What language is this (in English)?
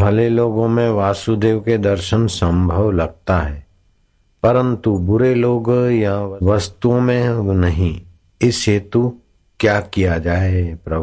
Hindi